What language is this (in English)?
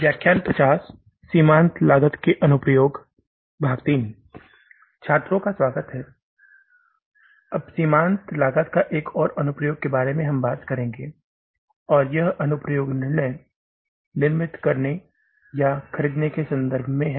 Hindi